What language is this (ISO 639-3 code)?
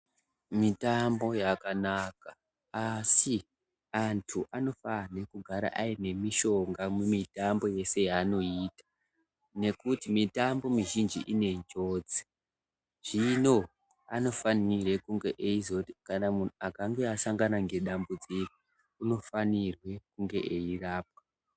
ndc